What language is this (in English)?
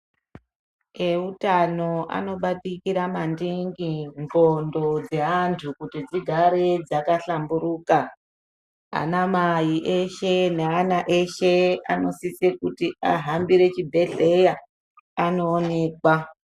Ndau